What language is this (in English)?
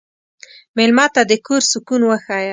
Pashto